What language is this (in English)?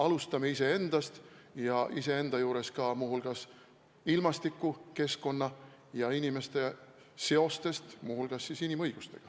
Estonian